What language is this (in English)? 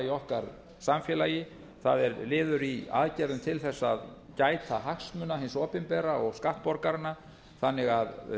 Icelandic